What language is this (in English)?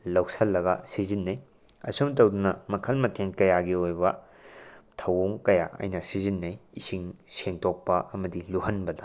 Manipuri